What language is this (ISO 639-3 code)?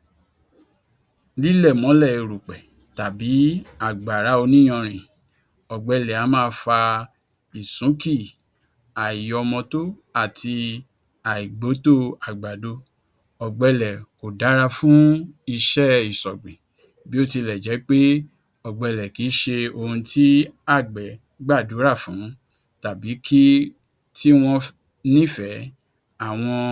yor